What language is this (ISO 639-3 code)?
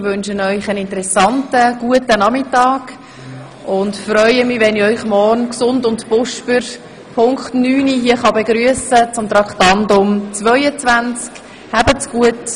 gsw